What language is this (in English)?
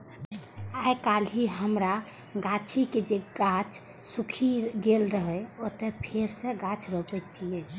Maithili